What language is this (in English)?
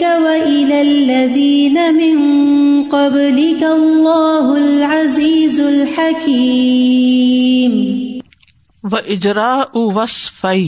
Urdu